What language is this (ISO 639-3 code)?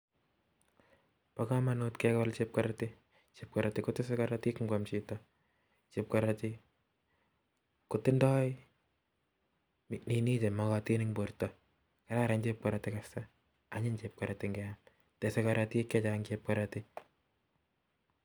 kln